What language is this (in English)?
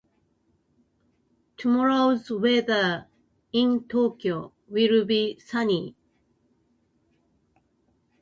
Japanese